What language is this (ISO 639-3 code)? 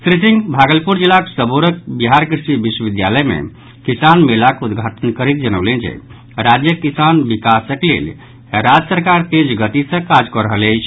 mai